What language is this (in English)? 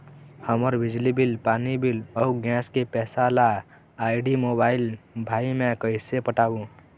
Chhattisgarhi